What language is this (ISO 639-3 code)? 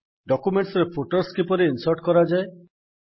ori